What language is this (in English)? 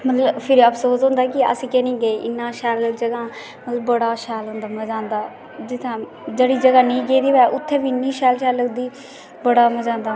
Dogri